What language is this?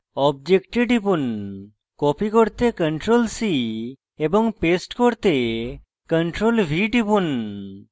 Bangla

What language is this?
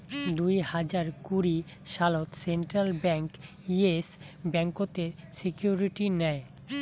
Bangla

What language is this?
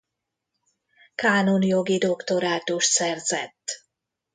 Hungarian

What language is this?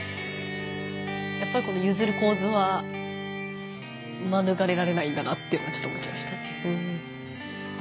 Japanese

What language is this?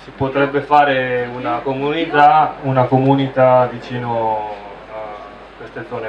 Italian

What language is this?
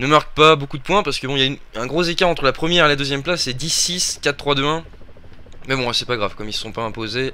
French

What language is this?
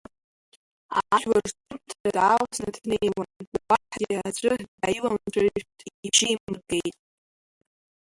Abkhazian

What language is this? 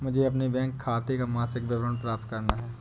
Hindi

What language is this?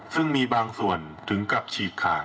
Thai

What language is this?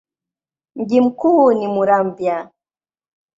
Swahili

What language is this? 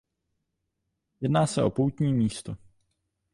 Czech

